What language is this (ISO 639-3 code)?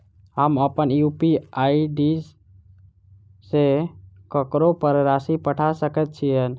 mai